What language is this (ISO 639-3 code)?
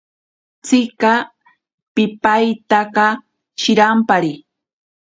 prq